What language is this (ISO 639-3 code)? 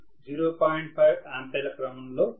tel